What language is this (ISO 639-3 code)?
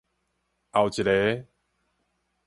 nan